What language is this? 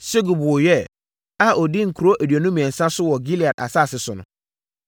Akan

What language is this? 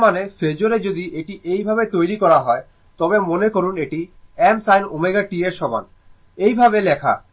Bangla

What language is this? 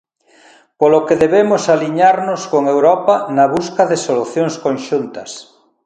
Galician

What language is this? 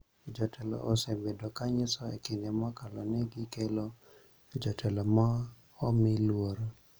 Luo (Kenya and Tanzania)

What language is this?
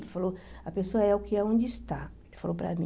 Portuguese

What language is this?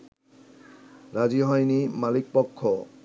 Bangla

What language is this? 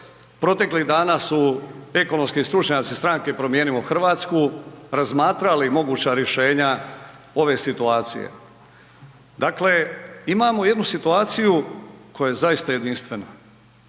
Croatian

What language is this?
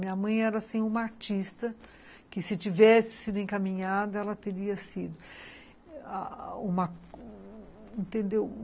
Portuguese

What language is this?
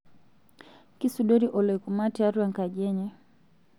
Masai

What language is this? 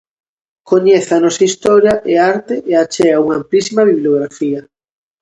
Galician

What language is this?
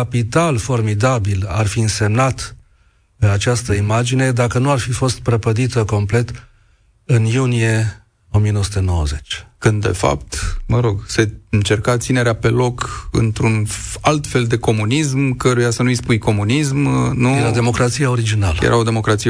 Romanian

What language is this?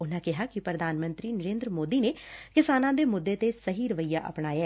Punjabi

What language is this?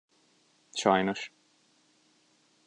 Hungarian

